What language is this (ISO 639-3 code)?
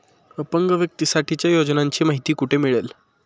mar